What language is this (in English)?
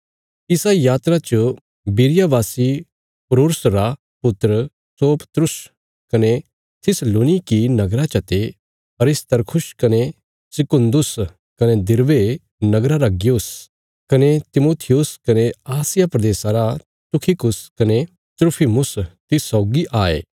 Bilaspuri